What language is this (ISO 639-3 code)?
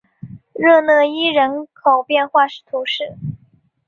zho